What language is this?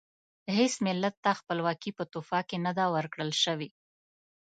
Pashto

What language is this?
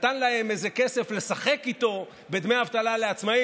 Hebrew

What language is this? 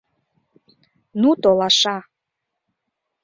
Mari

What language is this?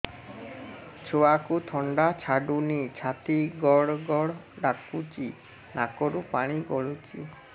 Odia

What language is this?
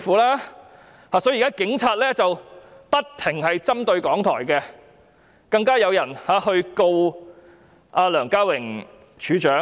Cantonese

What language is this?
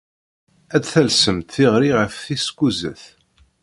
Kabyle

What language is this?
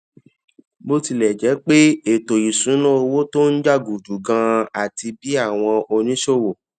Yoruba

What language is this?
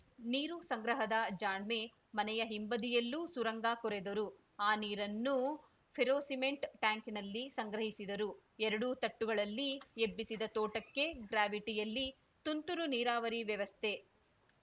Kannada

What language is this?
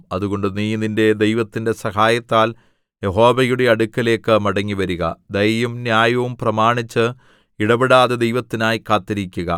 Malayalam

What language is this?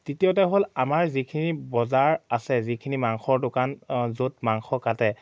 Assamese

